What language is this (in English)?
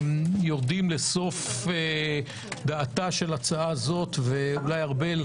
Hebrew